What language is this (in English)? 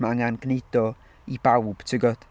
Welsh